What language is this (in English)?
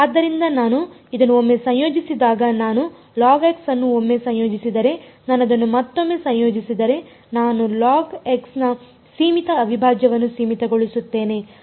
Kannada